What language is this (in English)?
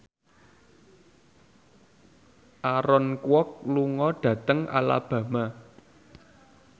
Javanese